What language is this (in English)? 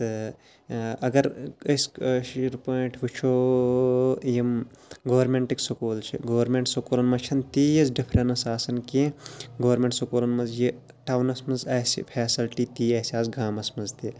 Kashmiri